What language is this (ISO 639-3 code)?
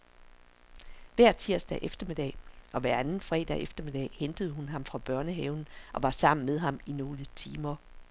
dan